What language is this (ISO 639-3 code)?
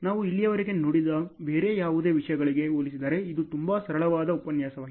kan